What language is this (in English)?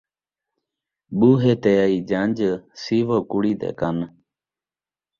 Saraiki